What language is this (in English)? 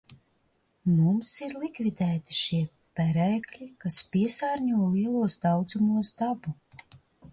Latvian